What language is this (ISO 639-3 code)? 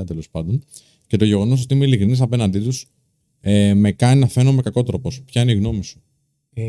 ell